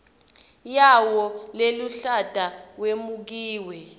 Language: Swati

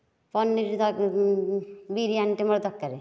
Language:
Odia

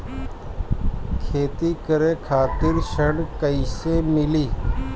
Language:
Bhojpuri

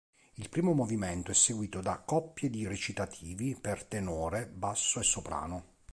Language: Italian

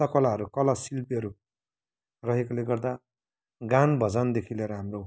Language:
Nepali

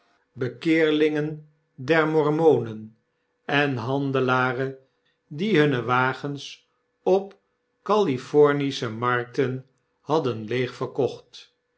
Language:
Dutch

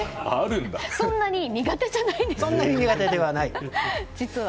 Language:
Japanese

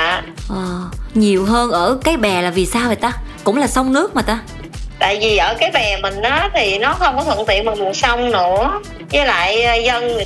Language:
Vietnamese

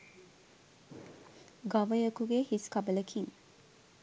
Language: Sinhala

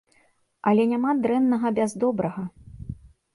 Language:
Belarusian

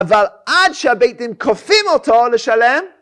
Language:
Hebrew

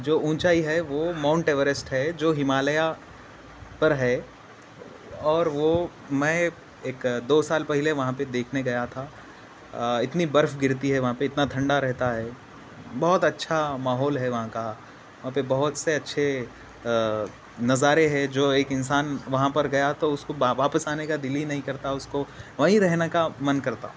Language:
Urdu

